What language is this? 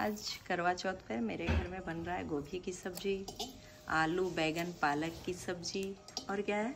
Hindi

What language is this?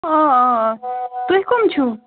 Kashmiri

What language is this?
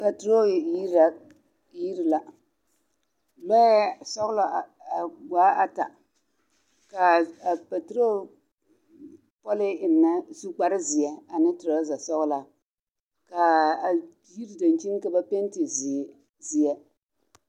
Southern Dagaare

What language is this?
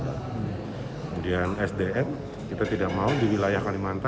Indonesian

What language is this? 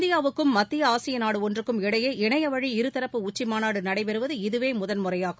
Tamil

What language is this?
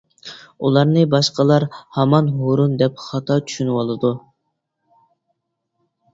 Uyghur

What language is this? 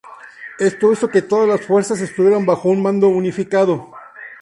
Spanish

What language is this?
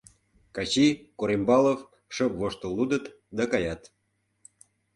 Mari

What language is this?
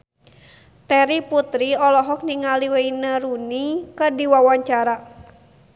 Sundanese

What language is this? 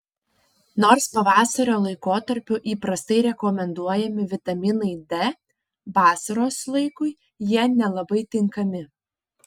Lithuanian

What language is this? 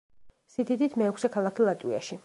Georgian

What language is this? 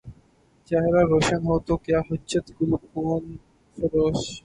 Urdu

